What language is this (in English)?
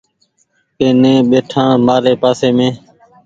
Goaria